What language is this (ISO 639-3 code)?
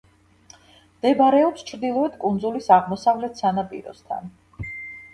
kat